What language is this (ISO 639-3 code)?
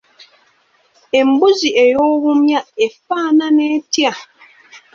lug